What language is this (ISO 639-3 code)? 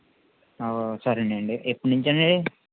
tel